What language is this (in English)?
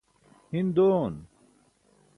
Burushaski